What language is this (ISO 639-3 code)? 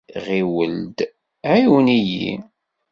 kab